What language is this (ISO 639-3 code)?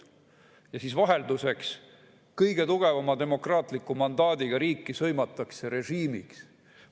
est